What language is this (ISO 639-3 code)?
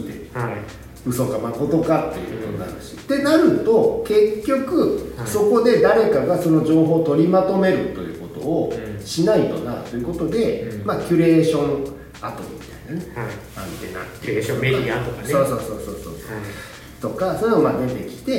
jpn